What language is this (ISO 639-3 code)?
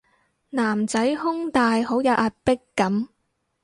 yue